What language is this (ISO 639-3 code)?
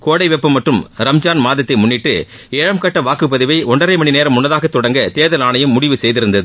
tam